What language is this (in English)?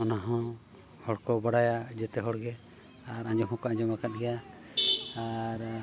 Santali